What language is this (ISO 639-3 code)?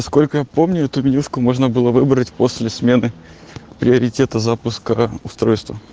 rus